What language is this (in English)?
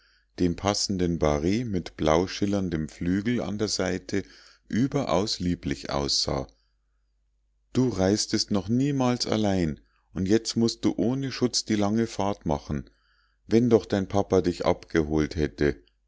German